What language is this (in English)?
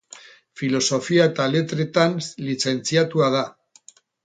Basque